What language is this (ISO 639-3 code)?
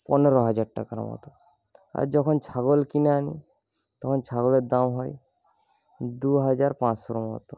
ben